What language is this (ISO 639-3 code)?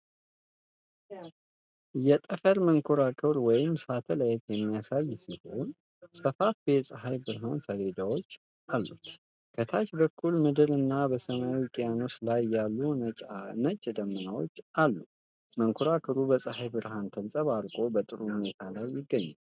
amh